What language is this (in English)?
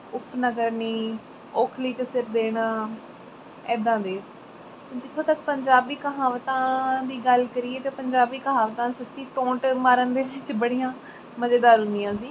Punjabi